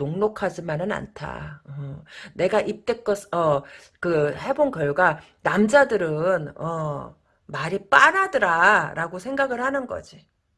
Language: Korean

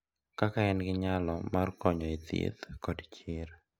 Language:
Luo (Kenya and Tanzania)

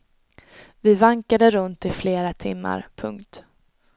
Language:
Swedish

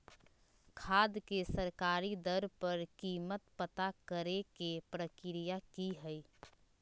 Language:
Magahi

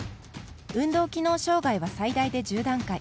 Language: Japanese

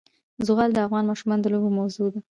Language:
Pashto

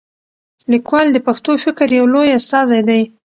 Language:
Pashto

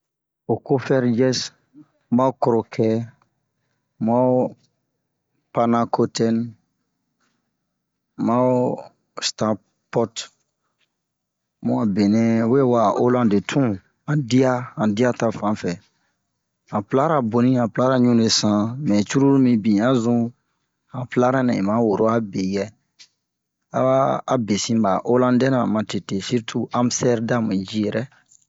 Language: Bomu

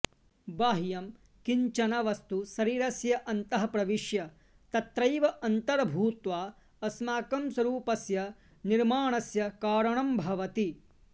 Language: Sanskrit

